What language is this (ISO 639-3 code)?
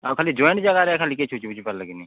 ori